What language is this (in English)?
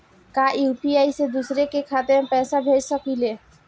Bhojpuri